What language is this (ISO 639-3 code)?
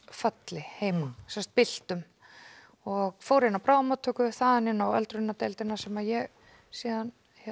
isl